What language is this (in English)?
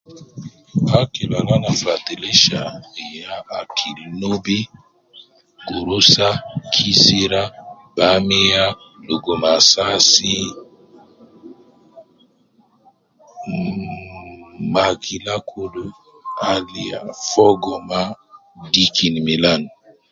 Nubi